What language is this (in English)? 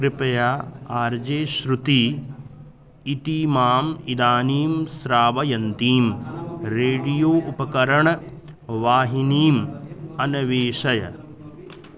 Sanskrit